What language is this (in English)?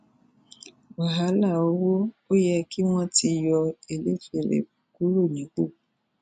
Yoruba